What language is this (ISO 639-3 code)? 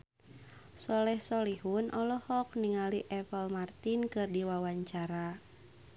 sun